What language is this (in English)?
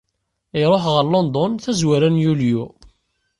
Kabyle